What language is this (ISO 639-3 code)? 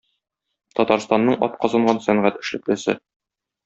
tat